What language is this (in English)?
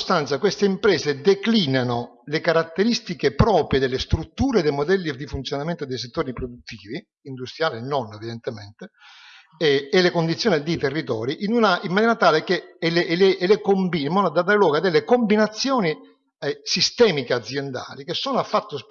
Italian